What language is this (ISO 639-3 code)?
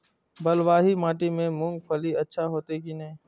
mai